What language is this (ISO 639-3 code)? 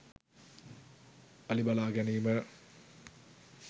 sin